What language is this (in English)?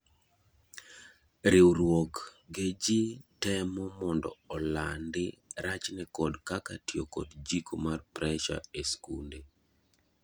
Luo (Kenya and Tanzania)